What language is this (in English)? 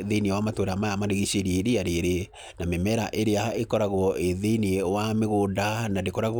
Kikuyu